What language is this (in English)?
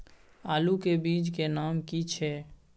Maithili